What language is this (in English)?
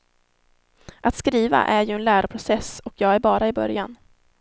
Swedish